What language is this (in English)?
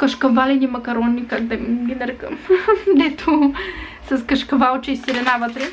Bulgarian